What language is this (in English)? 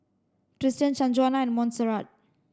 English